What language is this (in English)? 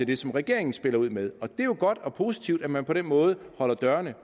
Danish